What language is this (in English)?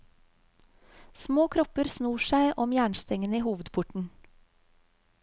Norwegian